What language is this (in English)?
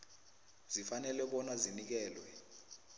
South Ndebele